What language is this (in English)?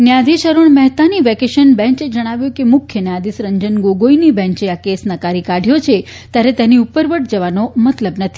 Gujarati